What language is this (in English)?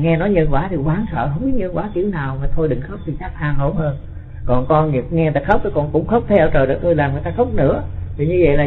Vietnamese